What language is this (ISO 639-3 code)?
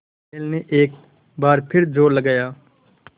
hin